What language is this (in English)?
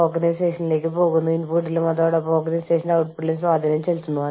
Malayalam